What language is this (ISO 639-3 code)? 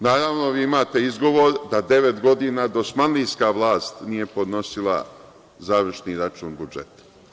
srp